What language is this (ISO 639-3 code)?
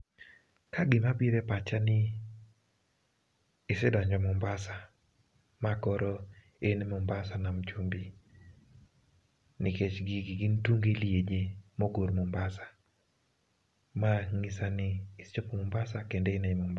luo